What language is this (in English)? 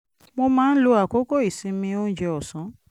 Yoruba